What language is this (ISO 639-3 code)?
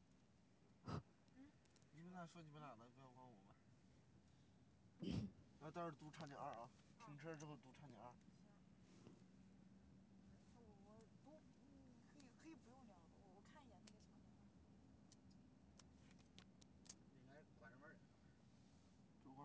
zho